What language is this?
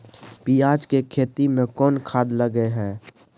Maithili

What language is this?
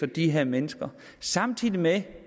Danish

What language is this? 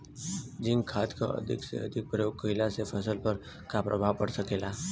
Bhojpuri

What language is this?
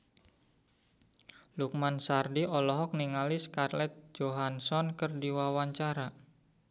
Sundanese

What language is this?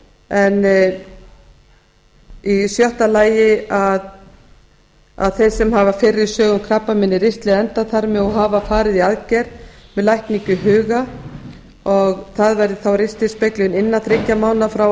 Icelandic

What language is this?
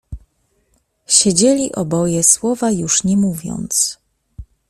Polish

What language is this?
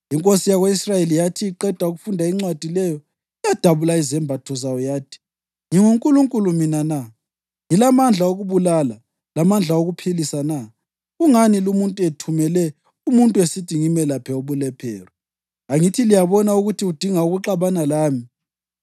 North Ndebele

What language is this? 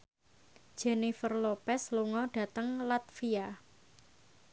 Javanese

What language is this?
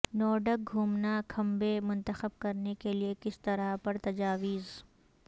Urdu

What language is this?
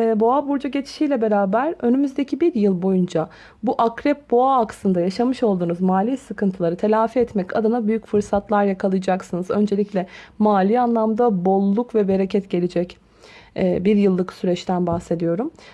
Turkish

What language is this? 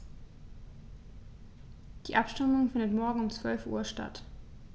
German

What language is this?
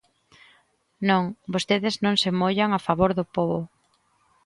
Galician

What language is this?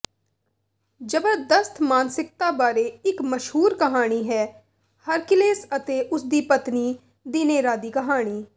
Punjabi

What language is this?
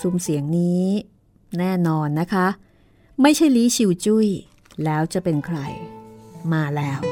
Thai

